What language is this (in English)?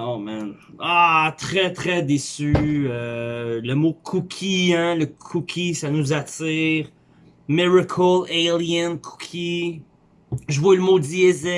French